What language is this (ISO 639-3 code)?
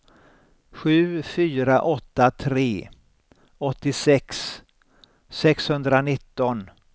swe